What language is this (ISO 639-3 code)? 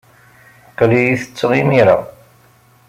kab